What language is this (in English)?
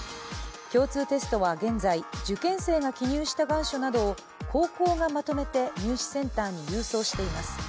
Japanese